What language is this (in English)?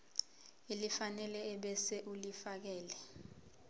Zulu